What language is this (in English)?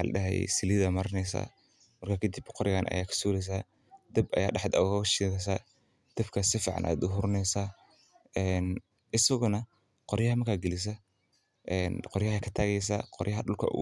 Somali